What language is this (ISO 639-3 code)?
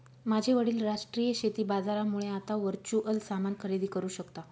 mar